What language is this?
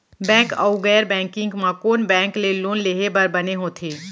Chhattisgarhi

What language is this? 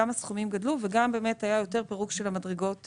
Hebrew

